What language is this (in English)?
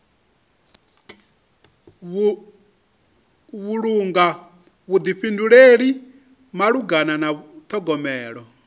Venda